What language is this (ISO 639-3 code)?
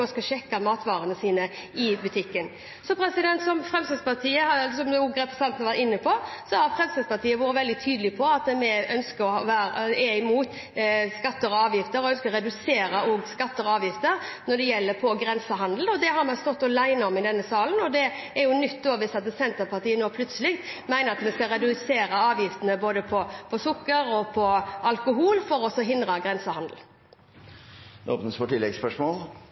nor